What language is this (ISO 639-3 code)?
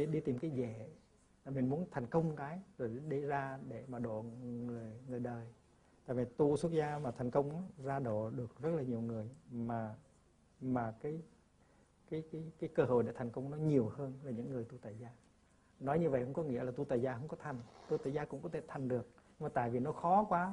vie